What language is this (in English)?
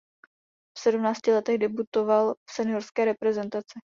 Czech